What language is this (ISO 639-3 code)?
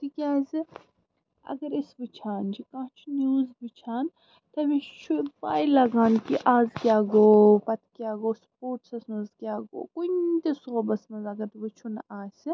kas